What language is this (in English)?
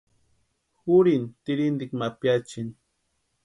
Western Highland Purepecha